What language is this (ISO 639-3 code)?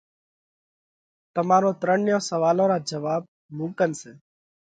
kvx